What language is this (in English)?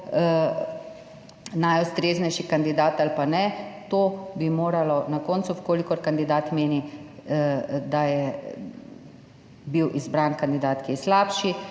Slovenian